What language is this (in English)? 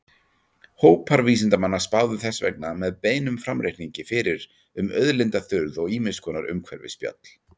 Icelandic